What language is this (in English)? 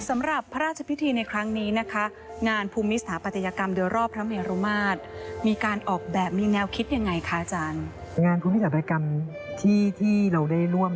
Thai